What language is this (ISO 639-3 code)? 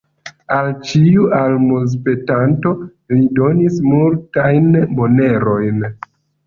epo